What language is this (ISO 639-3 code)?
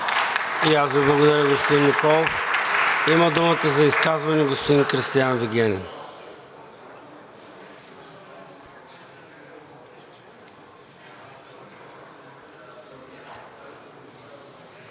bul